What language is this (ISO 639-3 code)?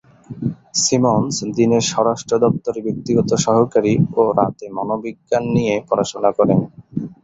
ben